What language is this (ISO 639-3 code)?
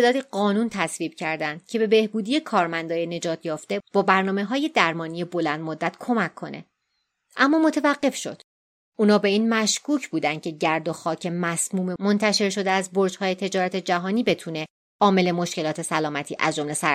fas